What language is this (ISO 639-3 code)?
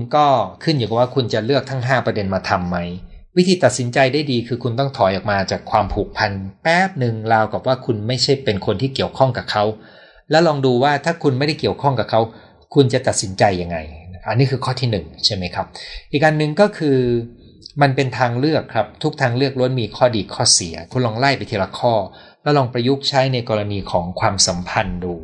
tha